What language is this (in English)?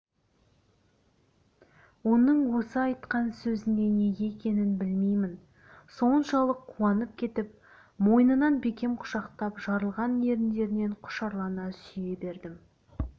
Kazakh